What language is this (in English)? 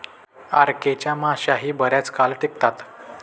Marathi